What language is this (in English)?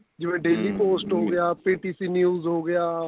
Punjabi